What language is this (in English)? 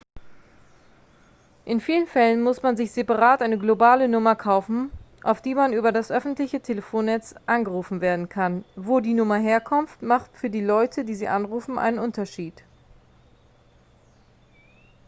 German